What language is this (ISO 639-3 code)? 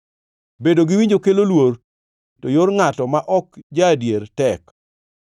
luo